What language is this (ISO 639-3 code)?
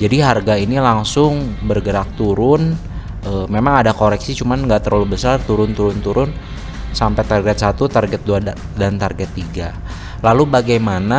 ind